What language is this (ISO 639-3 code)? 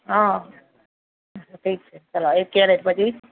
guj